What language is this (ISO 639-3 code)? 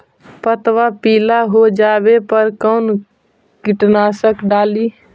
mag